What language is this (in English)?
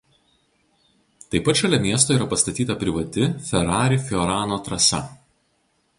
Lithuanian